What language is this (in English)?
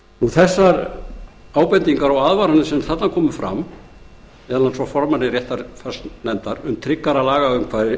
Icelandic